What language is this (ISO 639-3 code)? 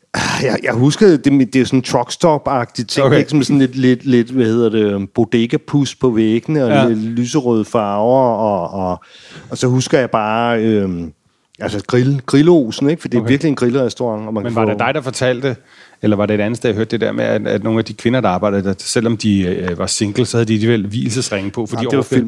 dan